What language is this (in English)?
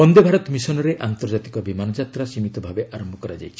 Odia